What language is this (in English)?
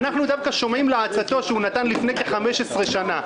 Hebrew